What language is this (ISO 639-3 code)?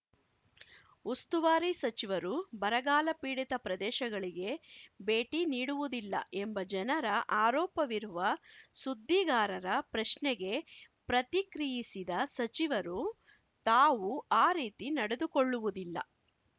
kan